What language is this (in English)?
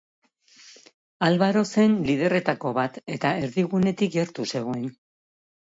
Basque